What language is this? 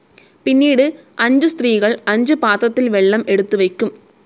Malayalam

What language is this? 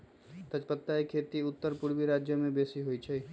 Magahi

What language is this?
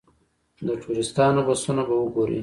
Pashto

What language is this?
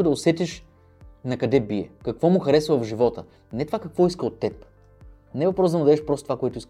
Bulgarian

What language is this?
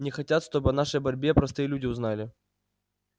Russian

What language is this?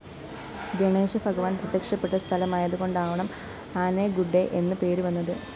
Malayalam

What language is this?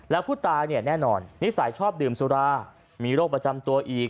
Thai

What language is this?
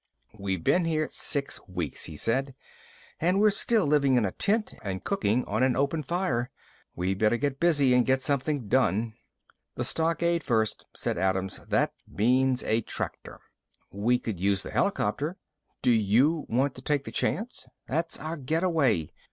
English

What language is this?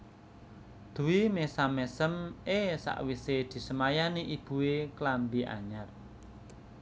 Javanese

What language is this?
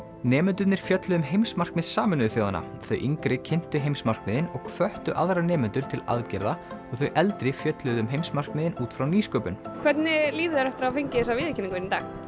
Icelandic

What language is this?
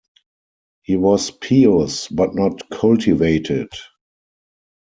English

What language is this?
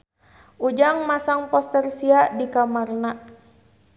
Sundanese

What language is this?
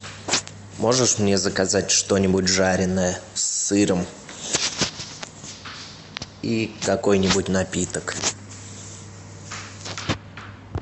Russian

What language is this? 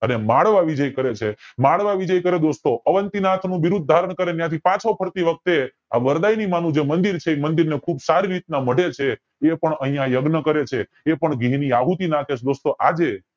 Gujarati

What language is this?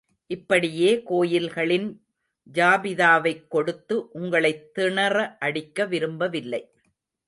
Tamil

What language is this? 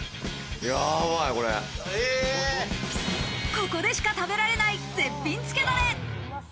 Japanese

